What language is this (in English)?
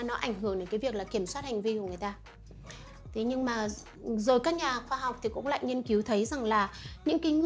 Vietnamese